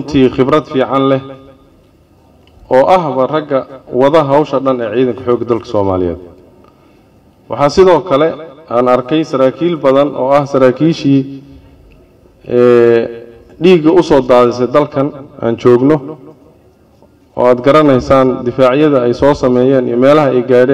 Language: Arabic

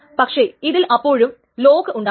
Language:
Malayalam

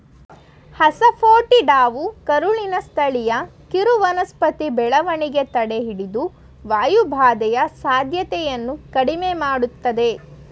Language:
Kannada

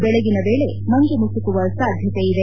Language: Kannada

